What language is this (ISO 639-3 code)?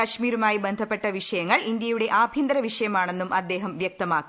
mal